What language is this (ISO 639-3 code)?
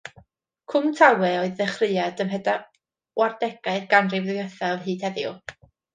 cym